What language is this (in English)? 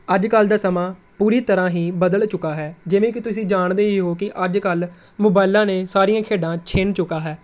Punjabi